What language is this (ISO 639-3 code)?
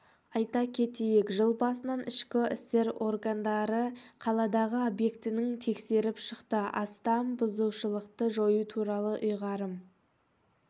kaz